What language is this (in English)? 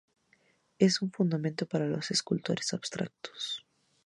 Spanish